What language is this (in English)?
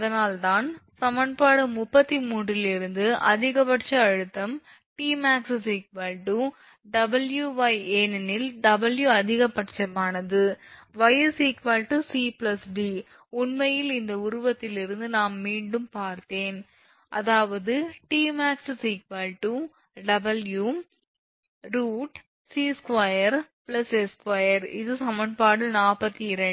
Tamil